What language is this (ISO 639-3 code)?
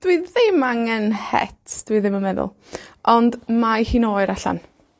cym